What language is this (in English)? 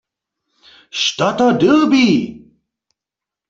Upper Sorbian